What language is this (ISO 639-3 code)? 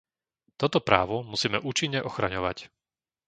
slk